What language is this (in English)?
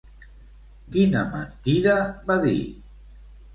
Catalan